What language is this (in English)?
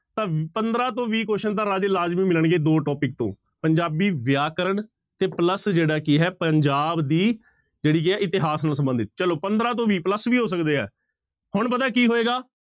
Punjabi